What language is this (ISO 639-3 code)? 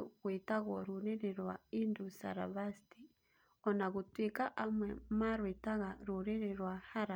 kik